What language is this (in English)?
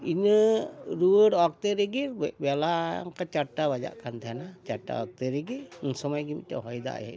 Santali